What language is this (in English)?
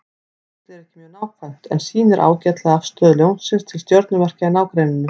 Icelandic